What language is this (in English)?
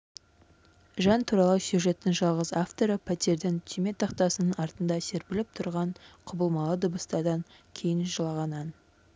Kazakh